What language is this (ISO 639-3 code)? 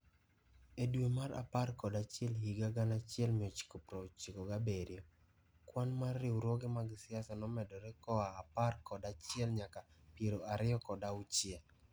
luo